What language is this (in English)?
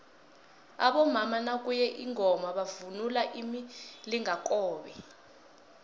South Ndebele